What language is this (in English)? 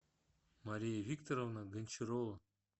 Russian